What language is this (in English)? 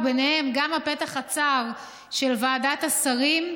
Hebrew